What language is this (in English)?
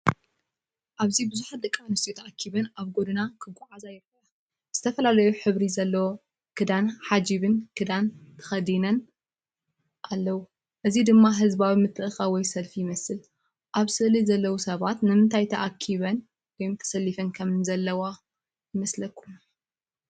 Tigrinya